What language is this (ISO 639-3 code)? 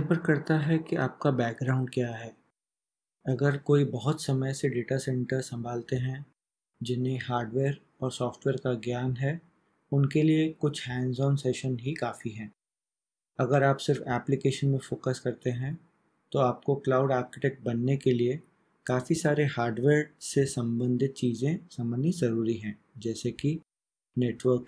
hin